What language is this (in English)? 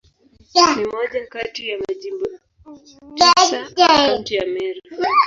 Swahili